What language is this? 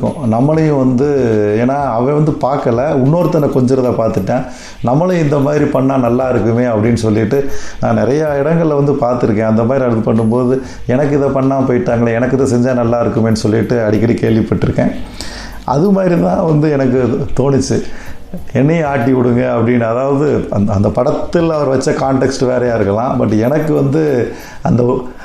Tamil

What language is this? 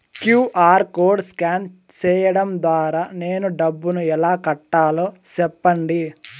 Telugu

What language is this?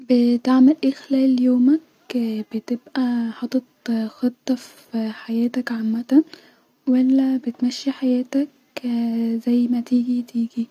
Egyptian Arabic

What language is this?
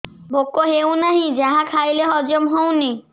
Odia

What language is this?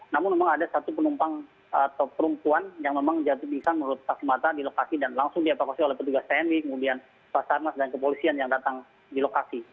Indonesian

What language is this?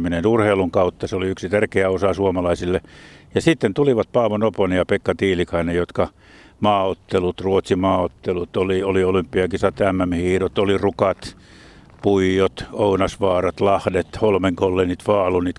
Finnish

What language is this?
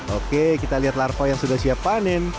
Indonesian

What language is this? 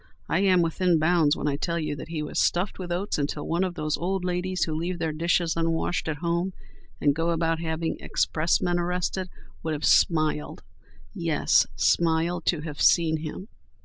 English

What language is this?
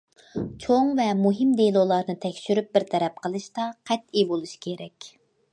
Uyghur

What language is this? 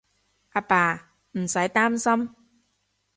Cantonese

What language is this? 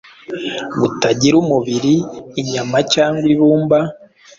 Kinyarwanda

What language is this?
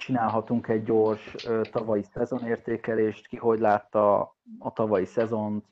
Hungarian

